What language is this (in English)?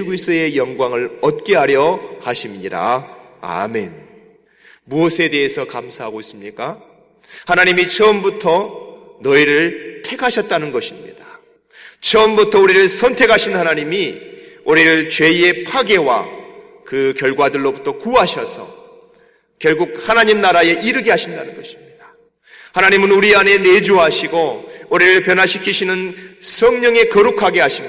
Korean